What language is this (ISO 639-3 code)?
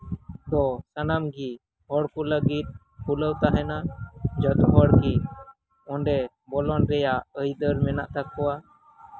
sat